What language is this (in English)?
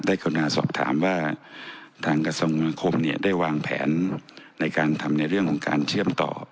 Thai